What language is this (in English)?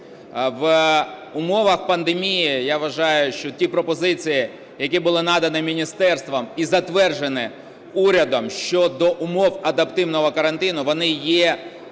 Ukrainian